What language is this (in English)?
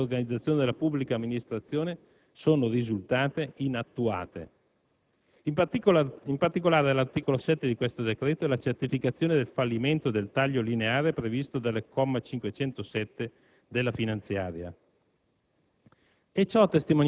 Italian